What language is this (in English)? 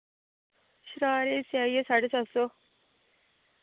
Dogri